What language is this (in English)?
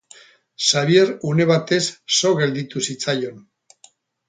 Basque